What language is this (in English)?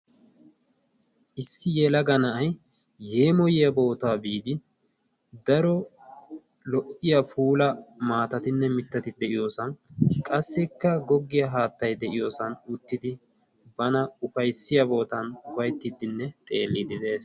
Wolaytta